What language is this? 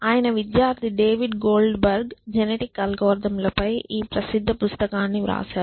Telugu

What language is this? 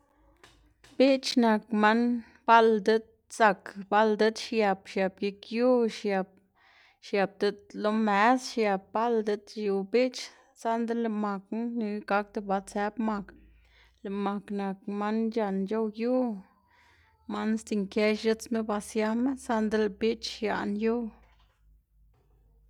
Xanaguía Zapotec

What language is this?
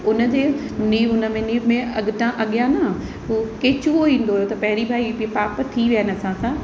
Sindhi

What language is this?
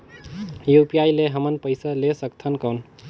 Chhattisgarhi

